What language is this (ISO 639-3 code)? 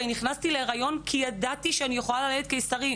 heb